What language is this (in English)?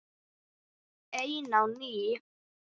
Icelandic